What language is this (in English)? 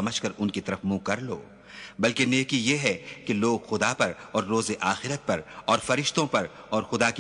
Arabic